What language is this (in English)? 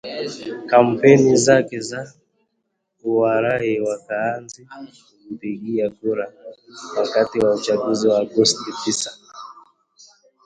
Swahili